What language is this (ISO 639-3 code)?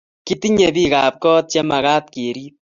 kln